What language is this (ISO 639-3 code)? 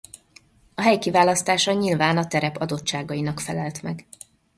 hun